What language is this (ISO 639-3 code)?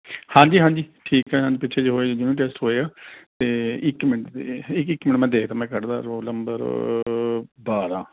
pan